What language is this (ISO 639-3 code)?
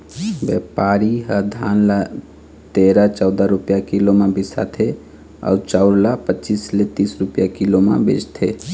hne